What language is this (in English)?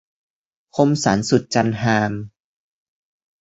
Thai